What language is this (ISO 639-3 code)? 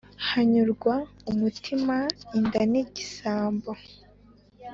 kin